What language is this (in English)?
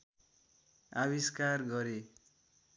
Nepali